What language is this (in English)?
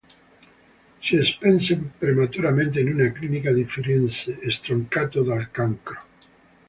Italian